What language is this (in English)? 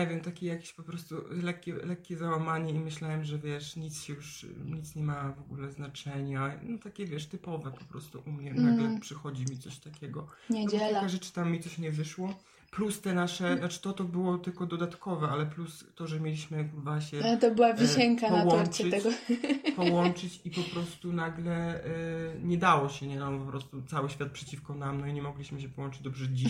Polish